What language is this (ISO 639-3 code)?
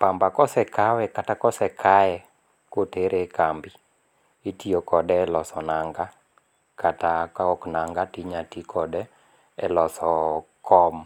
luo